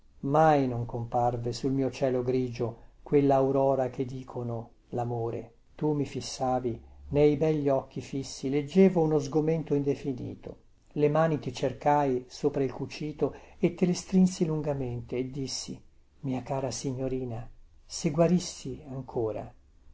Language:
Italian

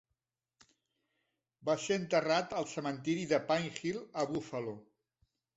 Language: Catalan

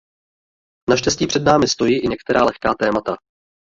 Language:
Czech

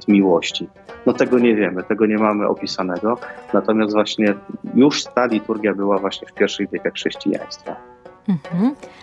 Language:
Polish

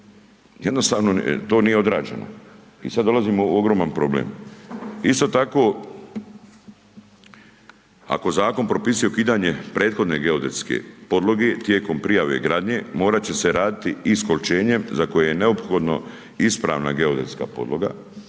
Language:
Croatian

